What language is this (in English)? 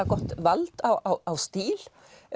Icelandic